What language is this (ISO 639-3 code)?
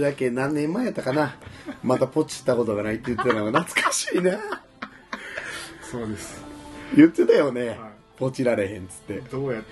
jpn